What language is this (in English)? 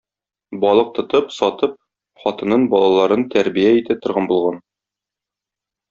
Tatar